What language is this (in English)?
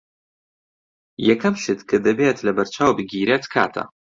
Central Kurdish